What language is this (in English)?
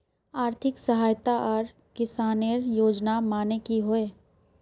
Magahi